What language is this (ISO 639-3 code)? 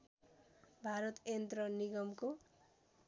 nep